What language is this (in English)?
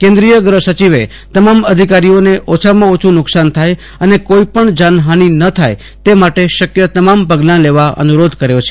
Gujarati